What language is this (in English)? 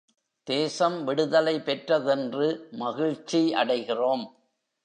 Tamil